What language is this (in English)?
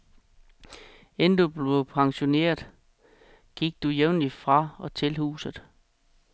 Danish